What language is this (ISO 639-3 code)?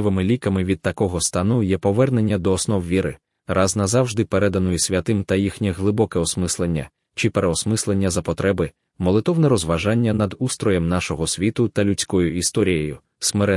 ukr